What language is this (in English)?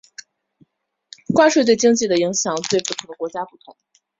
Chinese